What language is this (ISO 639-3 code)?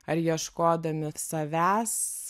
lit